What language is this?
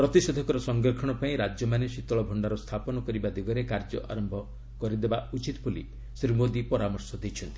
Odia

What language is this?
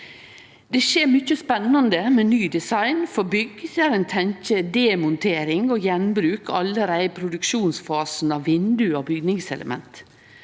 Norwegian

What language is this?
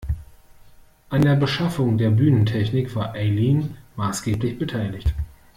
German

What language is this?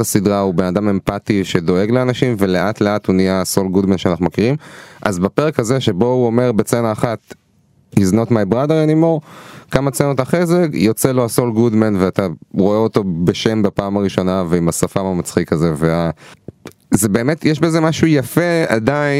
Hebrew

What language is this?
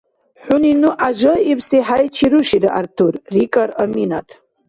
Dargwa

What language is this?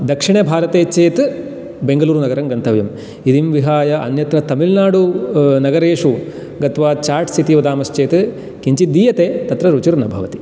Sanskrit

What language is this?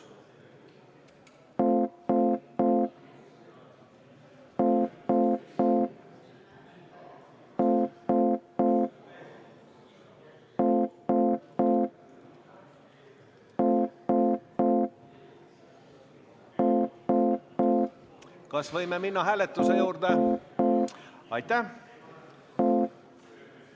Estonian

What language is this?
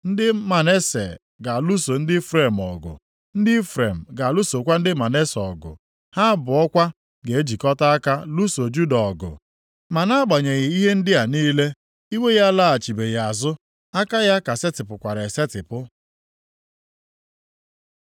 Igbo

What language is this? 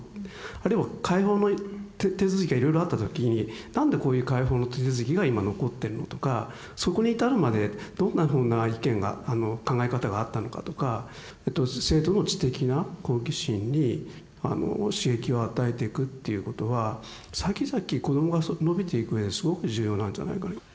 Japanese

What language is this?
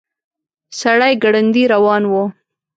Pashto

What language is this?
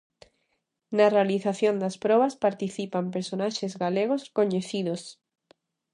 Galician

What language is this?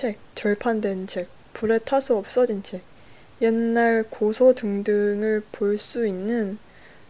Korean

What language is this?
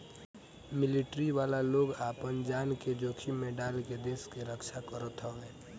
Bhojpuri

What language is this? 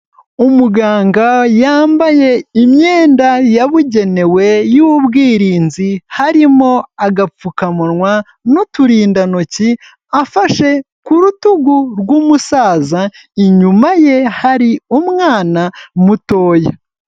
Kinyarwanda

